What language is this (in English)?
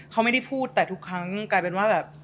Thai